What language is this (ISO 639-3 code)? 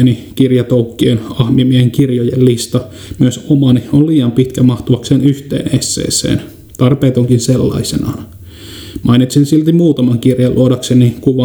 fin